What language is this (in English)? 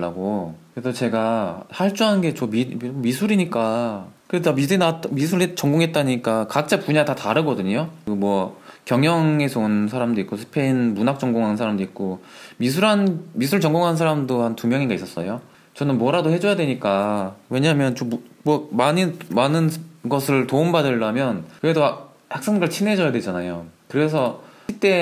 Korean